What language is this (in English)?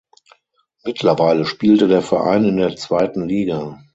German